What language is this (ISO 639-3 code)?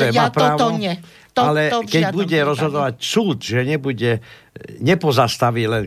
slk